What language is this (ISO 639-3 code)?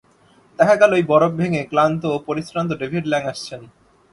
ben